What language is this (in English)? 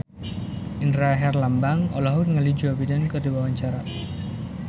Sundanese